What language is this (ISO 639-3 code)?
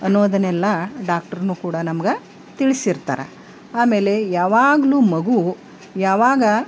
kan